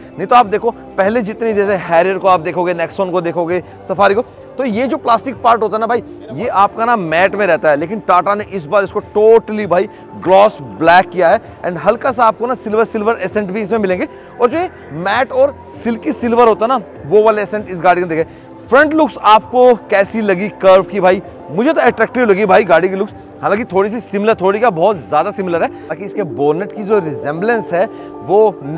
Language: Hindi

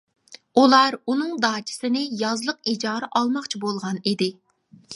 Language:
Uyghur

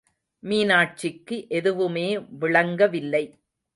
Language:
Tamil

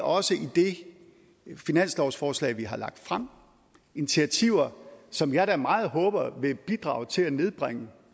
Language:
Danish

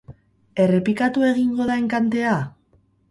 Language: Basque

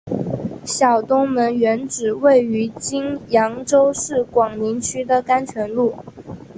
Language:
Chinese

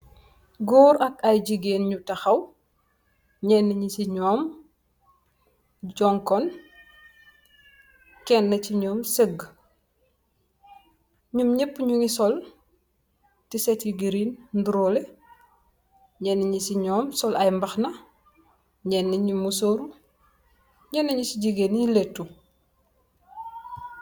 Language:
Wolof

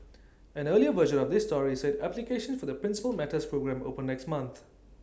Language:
English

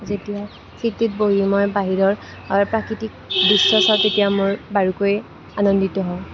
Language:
Assamese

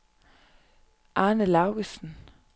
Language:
Danish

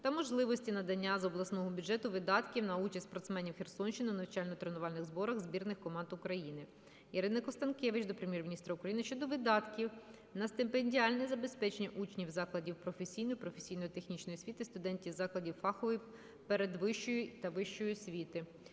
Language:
Ukrainian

